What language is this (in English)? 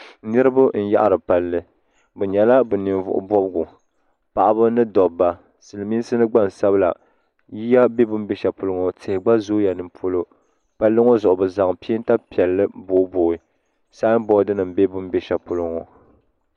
Dagbani